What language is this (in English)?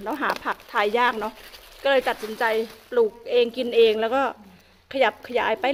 Thai